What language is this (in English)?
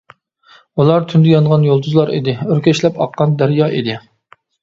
Uyghur